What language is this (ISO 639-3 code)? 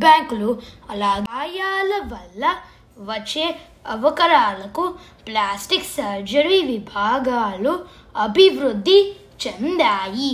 tel